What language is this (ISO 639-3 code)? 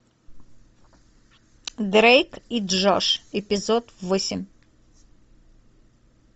rus